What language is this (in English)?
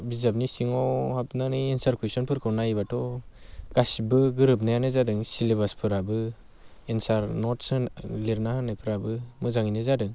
Bodo